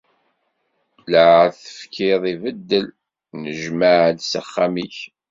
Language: Kabyle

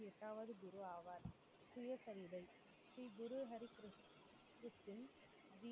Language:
Tamil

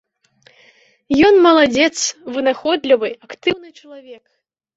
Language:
Belarusian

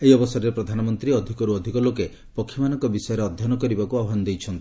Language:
Odia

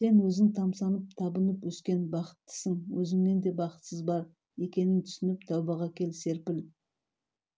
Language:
Kazakh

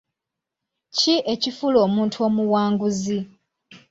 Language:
Ganda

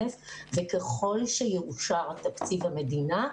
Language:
Hebrew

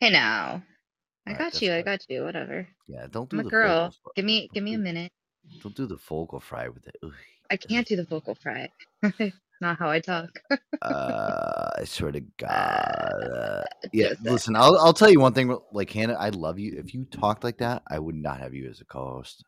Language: English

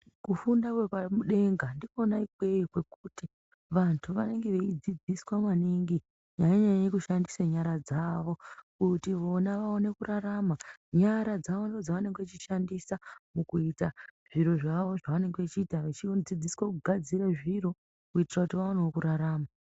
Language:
Ndau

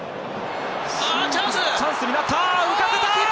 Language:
Japanese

